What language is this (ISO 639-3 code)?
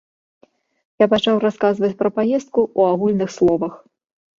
bel